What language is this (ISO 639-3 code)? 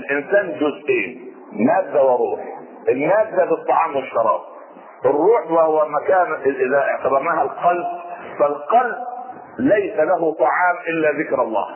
ara